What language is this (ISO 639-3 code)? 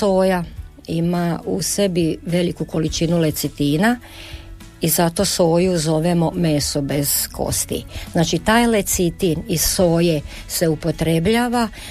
hrv